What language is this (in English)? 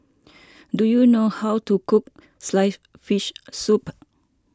English